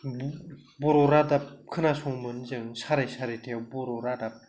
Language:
Bodo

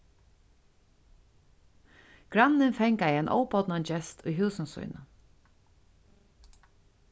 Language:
Faroese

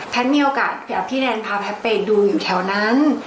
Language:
Thai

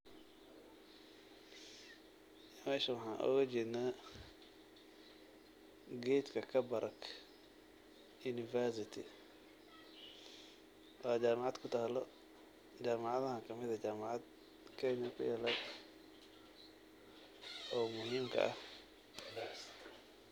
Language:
Somali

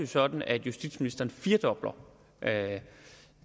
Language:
Danish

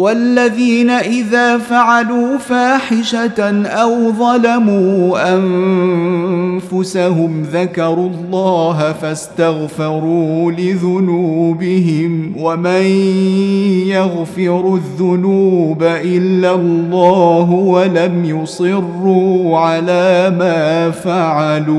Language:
Arabic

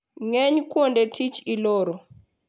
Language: Luo (Kenya and Tanzania)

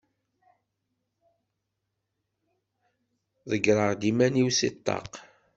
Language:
Kabyle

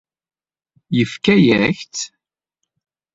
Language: Kabyle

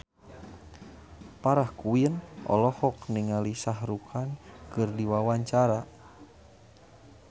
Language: Sundanese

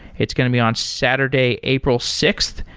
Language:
English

